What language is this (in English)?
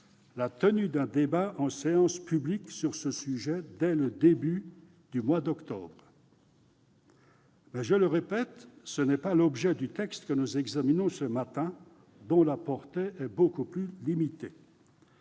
French